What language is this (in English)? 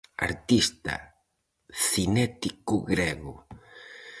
Galician